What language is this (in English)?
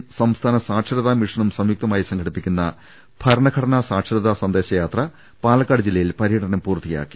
Malayalam